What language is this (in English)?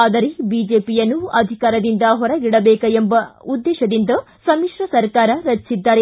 Kannada